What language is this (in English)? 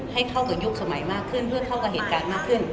Thai